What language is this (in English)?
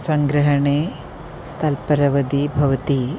Sanskrit